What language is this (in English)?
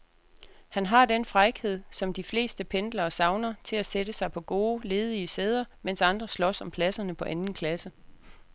Danish